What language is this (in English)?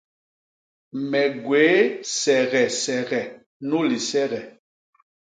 Basaa